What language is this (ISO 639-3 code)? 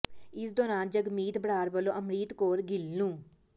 pan